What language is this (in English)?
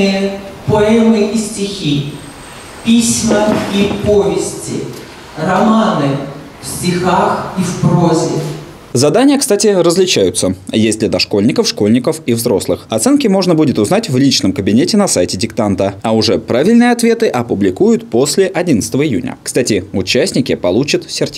Russian